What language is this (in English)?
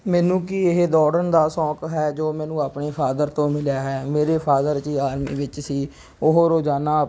Punjabi